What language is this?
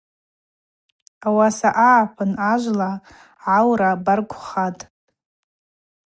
Abaza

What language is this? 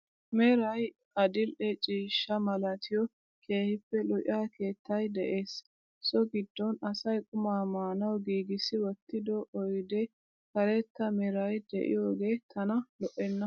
Wolaytta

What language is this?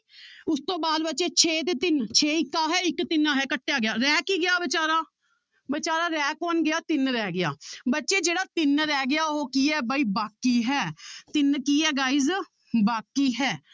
Punjabi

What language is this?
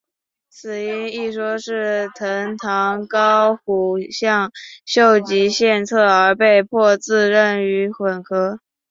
Chinese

